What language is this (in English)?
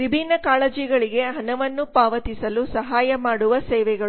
Kannada